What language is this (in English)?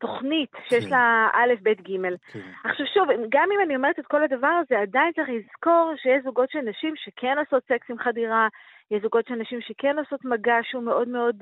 Hebrew